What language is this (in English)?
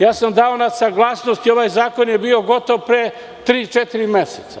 Serbian